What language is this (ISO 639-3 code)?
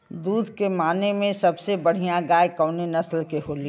bho